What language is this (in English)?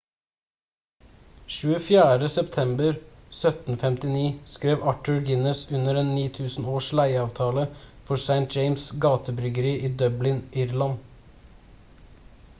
Norwegian Bokmål